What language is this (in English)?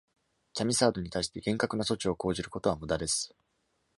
Japanese